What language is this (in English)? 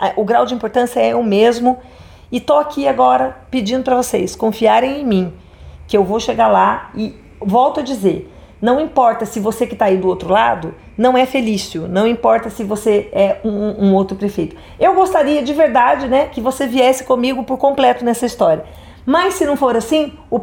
Portuguese